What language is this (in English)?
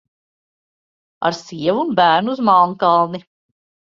Latvian